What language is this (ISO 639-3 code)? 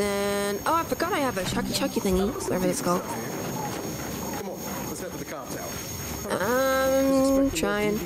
eng